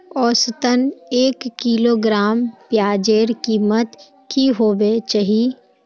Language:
Magahi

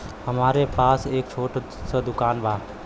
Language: Bhojpuri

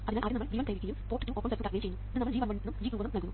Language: Malayalam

